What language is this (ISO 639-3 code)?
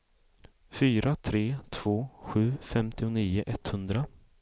swe